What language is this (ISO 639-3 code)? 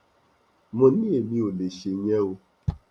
yor